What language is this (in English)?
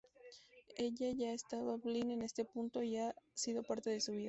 Spanish